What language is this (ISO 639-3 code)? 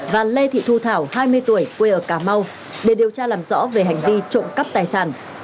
vie